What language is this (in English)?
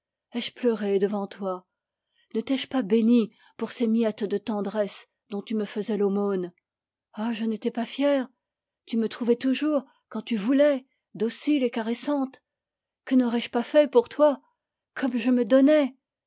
French